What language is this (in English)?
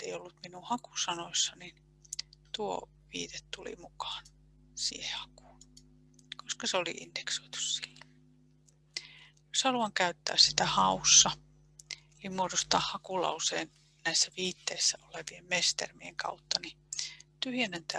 Finnish